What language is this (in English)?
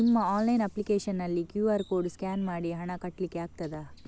Kannada